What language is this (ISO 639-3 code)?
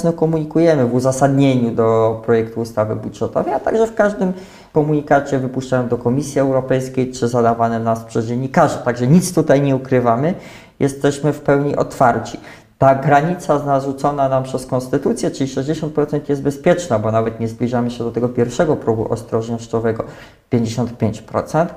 pol